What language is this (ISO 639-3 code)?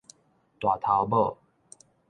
nan